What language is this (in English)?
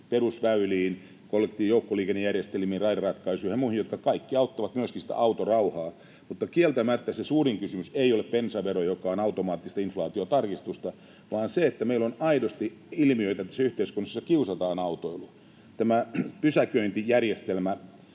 Finnish